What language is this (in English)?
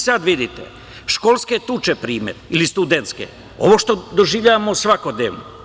Serbian